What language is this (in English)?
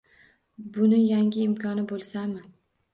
Uzbek